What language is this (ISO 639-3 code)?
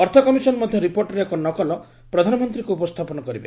ori